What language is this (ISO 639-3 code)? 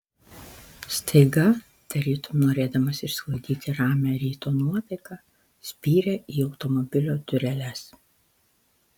lit